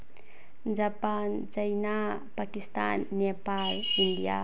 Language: Manipuri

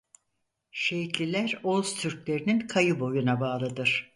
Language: Turkish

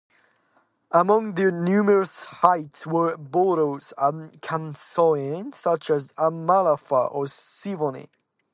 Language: English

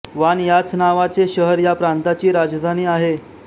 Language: Marathi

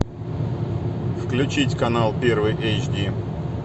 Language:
Russian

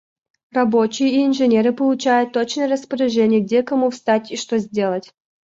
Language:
Russian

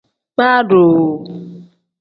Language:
Tem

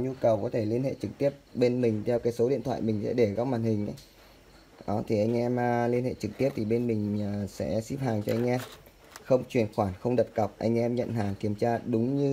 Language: Vietnamese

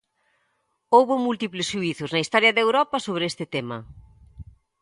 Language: Galician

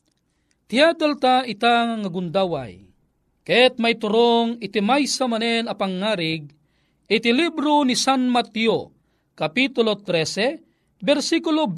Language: Filipino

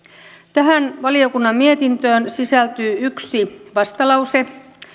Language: Finnish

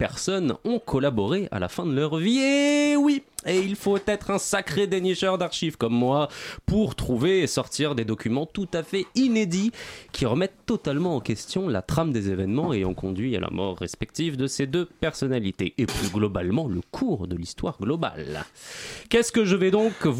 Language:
French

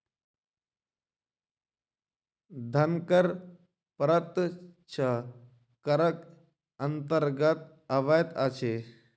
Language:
Maithili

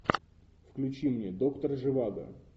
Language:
Russian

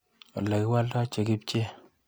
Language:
Kalenjin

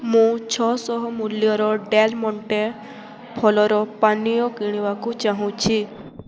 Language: Odia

